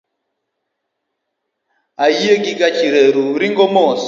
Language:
Luo (Kenya and Tanzania)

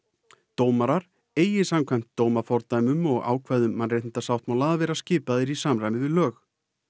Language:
Icelandic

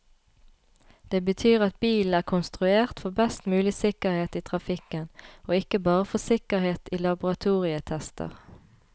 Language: Norwegian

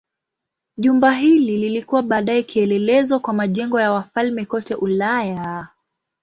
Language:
Swahili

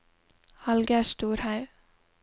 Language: Norwegian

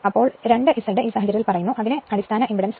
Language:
Malayalam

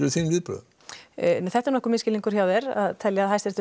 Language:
Icelandic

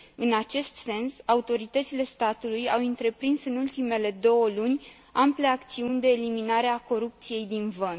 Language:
Romanian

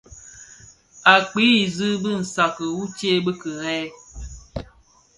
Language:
Bafia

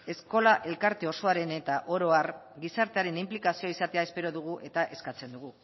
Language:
Basque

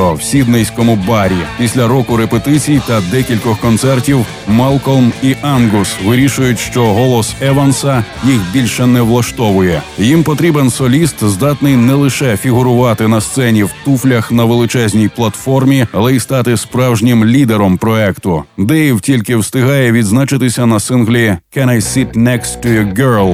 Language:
Ukrainian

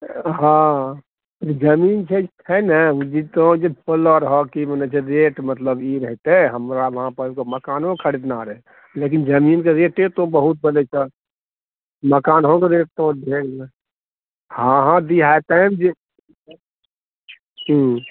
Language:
Maithili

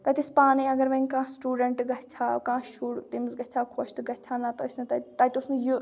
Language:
Kashmiri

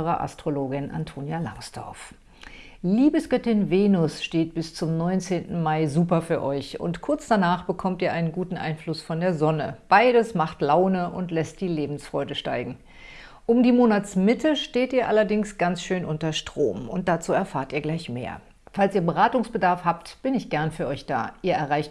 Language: German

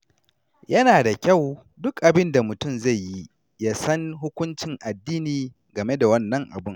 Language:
Hausa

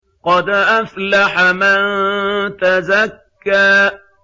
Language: Arabic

